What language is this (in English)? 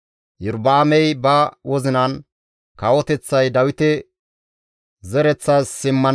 Gamo